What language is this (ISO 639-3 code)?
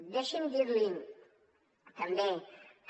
cat